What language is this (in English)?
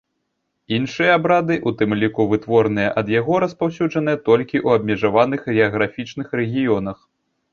Belarusian